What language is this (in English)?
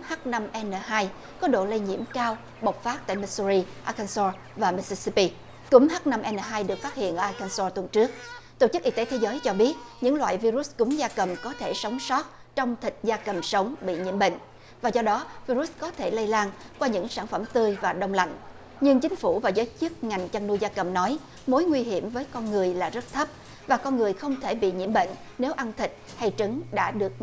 Vietnamese